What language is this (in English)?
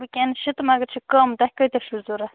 Kashmiri